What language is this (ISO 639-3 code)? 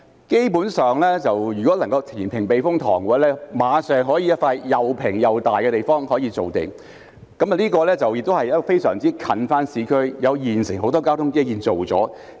yue